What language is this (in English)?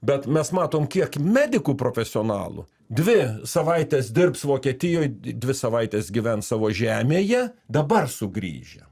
Lithuanian